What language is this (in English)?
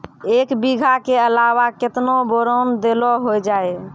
Maithili